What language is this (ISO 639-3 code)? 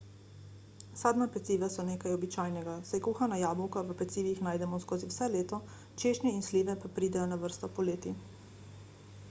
slv